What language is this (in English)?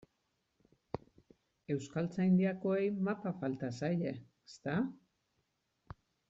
Basque